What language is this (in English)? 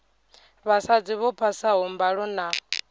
Venda